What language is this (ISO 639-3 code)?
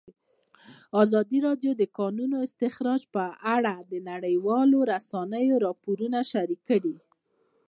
pus